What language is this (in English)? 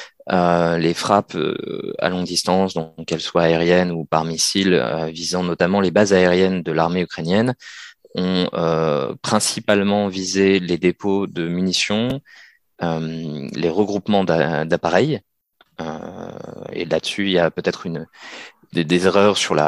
French